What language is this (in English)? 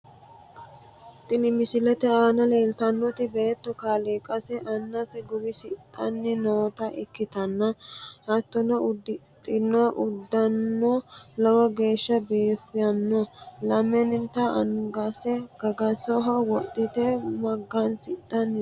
Sidamo